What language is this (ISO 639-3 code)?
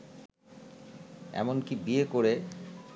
ben